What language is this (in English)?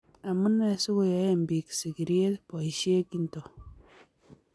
Kalenjin